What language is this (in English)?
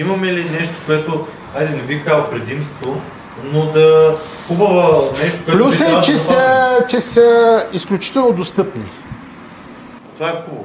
Bulgarian